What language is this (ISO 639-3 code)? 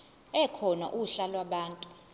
zul